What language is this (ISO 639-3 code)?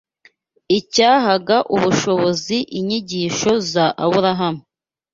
kin